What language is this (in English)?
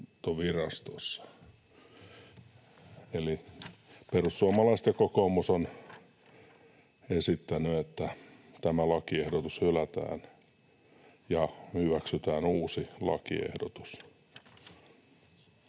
Finnish